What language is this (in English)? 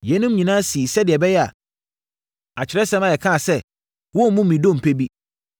Akan